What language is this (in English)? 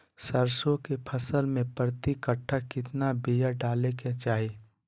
Magahi